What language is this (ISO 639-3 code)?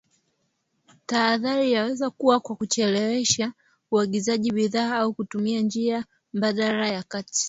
swa